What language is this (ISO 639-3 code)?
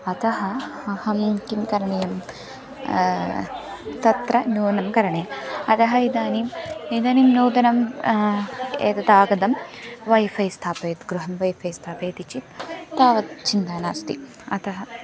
san